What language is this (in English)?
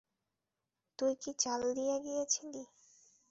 Bangla